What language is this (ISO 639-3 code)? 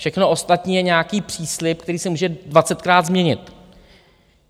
ces